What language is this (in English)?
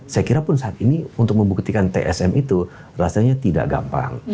Indonesian